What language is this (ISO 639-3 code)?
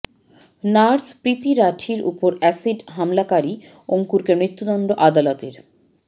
ben